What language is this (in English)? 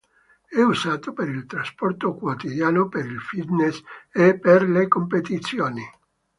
Italian